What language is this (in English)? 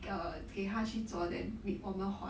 English